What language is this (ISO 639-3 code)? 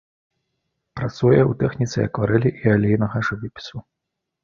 bel